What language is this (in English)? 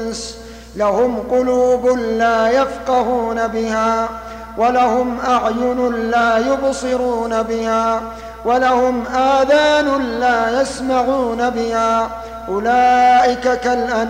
Arabic